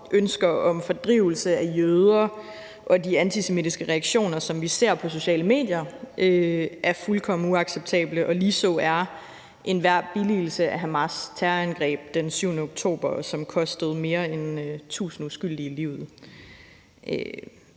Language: Danish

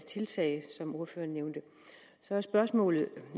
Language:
Danish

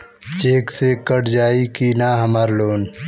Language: Bhojpuri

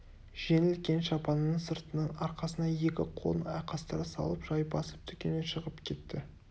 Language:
Kazakh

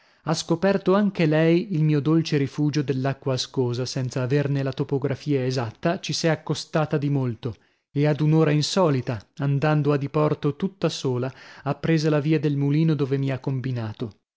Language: Italian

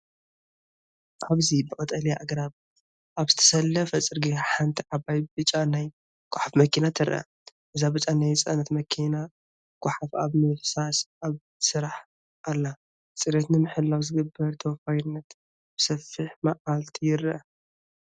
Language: Tigrinya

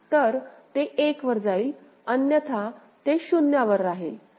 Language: Marathi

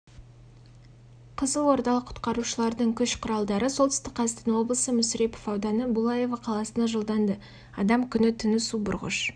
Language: Kazakh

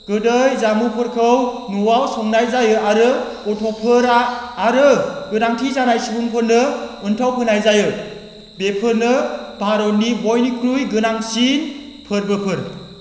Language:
Bodo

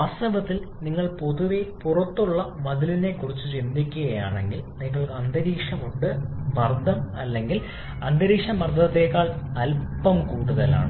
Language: Malayalam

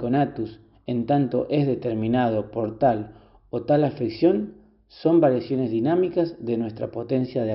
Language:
Spanish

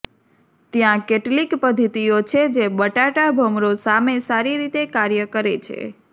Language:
Gujarati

